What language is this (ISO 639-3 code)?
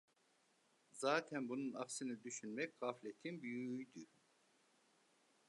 tur